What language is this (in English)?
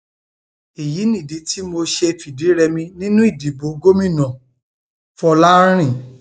Yoruba